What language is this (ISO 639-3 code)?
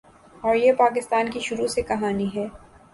urd